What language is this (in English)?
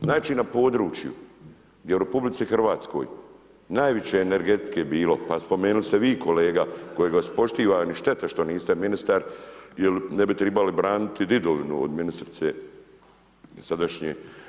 Croatian